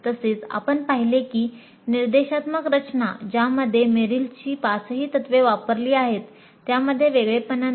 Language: Marathi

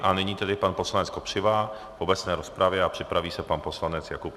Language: Czech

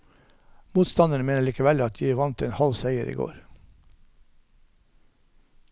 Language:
Norwegian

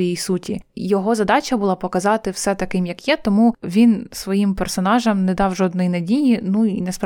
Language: Ukrainian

